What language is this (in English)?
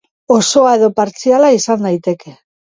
Basque